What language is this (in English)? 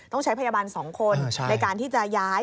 Thai